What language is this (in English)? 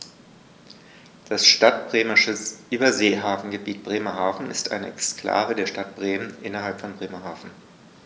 German